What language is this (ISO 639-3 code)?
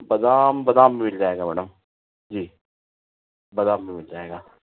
hin